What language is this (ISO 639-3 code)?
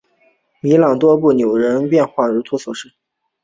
zho